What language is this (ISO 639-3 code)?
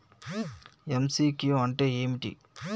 tel